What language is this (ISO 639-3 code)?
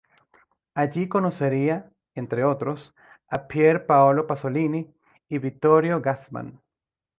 spa